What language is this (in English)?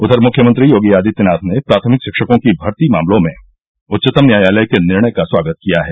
Hindi